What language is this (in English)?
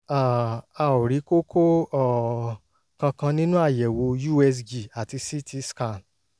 Yoruba